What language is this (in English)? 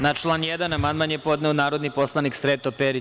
Serbian